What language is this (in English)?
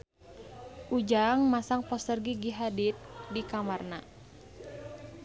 Sundanese